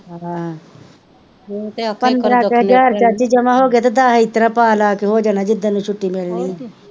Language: Punjabi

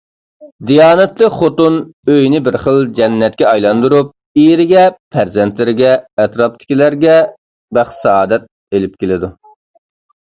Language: Uyghur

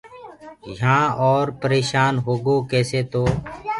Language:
Gurgula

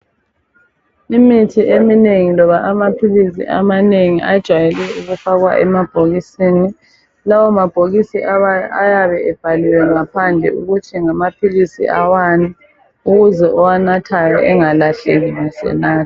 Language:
North Ndebele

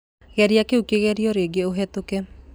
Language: Kikuyu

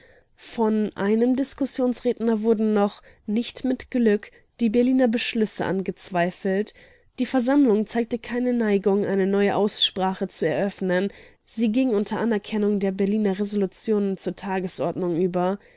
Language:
German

